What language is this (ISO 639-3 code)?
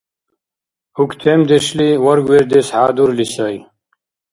dar